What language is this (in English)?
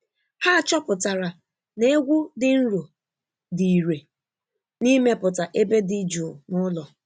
Igbo